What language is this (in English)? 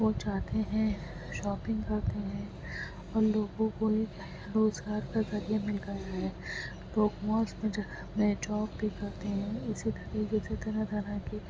Urdu